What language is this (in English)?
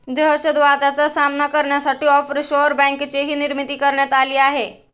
Marathi